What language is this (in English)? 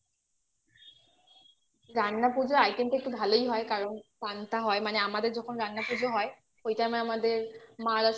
Bangla